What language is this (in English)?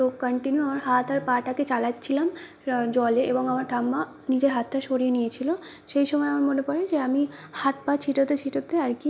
Bangla